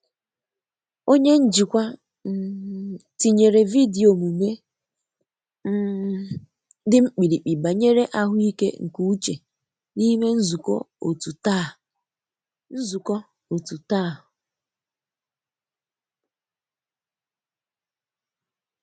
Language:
Igbo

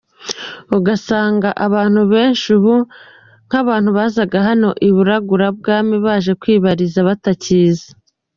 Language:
Kinyarwanda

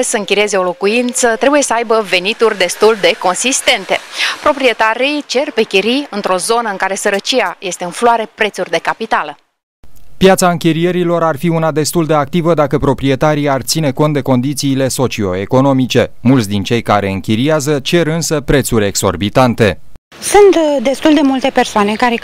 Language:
Romanian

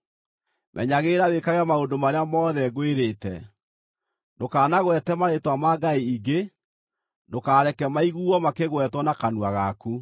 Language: Kikuyu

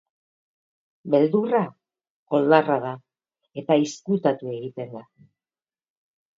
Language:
Basque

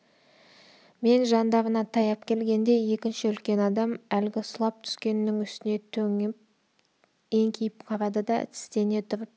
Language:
Kazakh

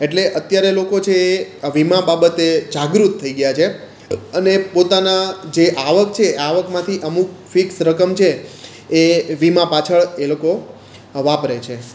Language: Gujarati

